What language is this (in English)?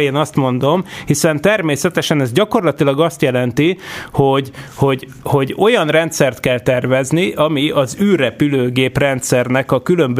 Hungarian